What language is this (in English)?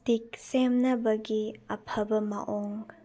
Manipuri